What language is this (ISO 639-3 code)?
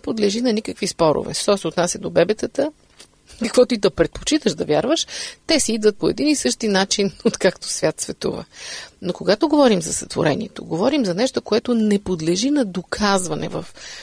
bul